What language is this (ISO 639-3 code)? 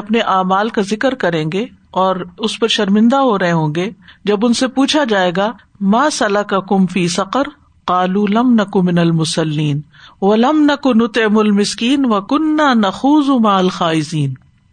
urd